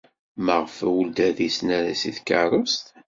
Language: Kabyle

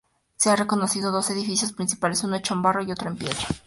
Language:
Spanish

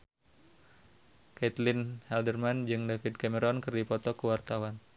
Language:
Sundanese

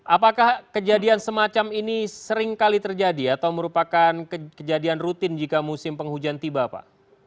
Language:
Indonesian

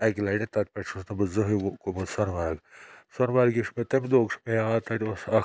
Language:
Kashmiri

